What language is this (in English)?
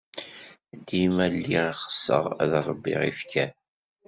Kabyle